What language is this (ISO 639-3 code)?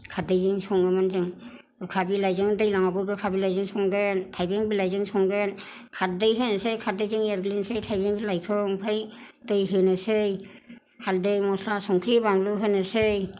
brx